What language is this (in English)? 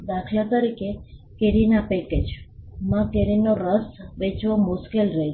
Gujarati